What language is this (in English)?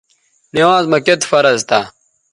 Bateri